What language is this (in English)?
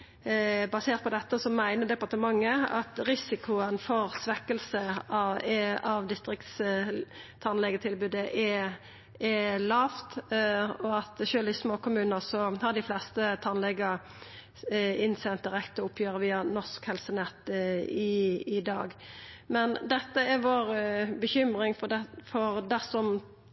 Norwegian Nynorsk